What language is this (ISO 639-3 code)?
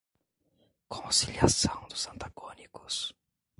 por